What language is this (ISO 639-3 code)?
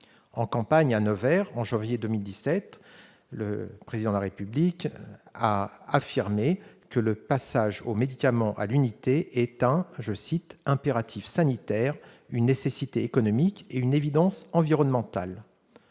fra